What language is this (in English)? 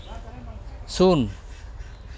Santali